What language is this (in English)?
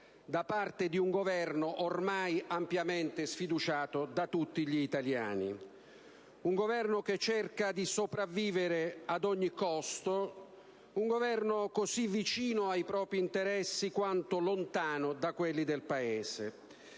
Italian